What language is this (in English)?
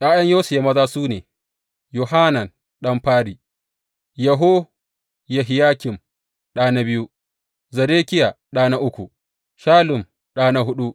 Hausa